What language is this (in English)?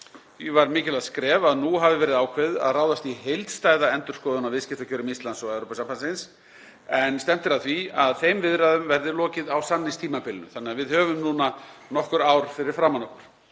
Icelandic